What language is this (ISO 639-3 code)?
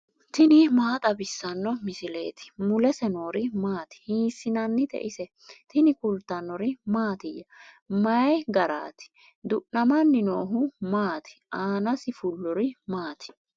sid